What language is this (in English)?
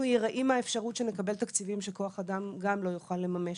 Hebrew